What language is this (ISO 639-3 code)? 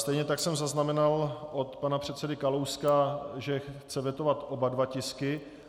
ces